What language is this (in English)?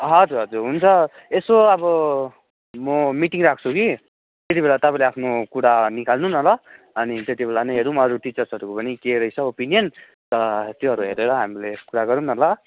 Nepali